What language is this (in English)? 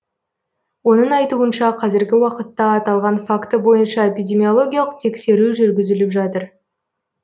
Kazakh